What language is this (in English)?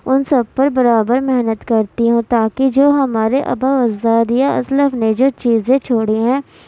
Urdu